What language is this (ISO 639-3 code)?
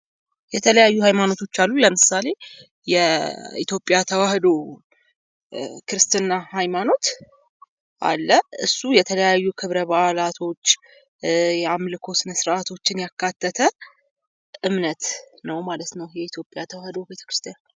amh